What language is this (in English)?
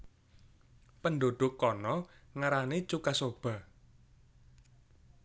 Javanese